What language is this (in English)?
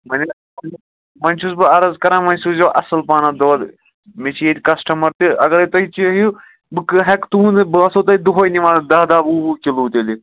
Kashmiri